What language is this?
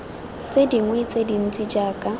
Tswana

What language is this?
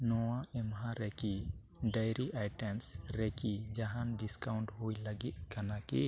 Santali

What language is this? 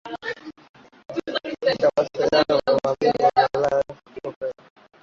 Swahili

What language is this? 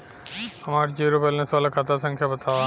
Bhojpuri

